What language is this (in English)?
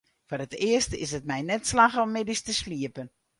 Western Frisian